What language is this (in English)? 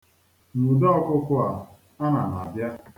Igbo